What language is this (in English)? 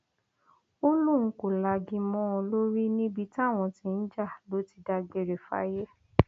Yoruba